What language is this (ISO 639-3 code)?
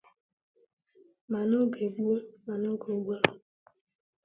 ibo